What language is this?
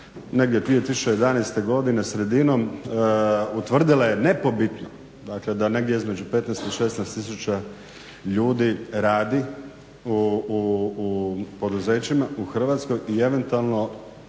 Croatian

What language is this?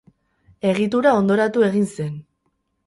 Basque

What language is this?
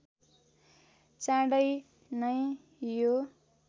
Nepali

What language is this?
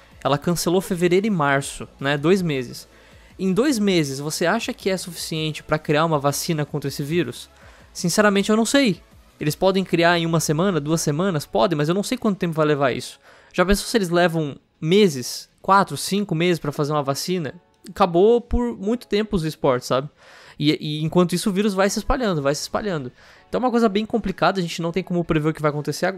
Portuguese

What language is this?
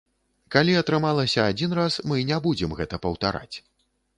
Belarusian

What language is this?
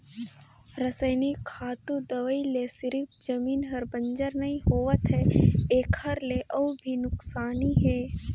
Chhattisgarhi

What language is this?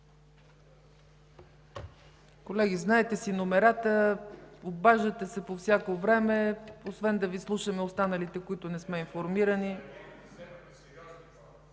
Bulgarian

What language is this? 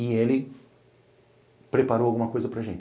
Portuguese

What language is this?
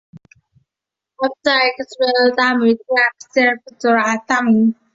Chinese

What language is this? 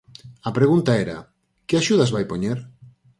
Galician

